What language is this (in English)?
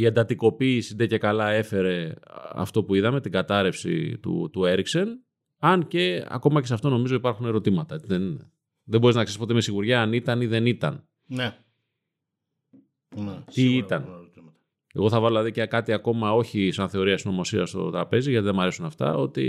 Greek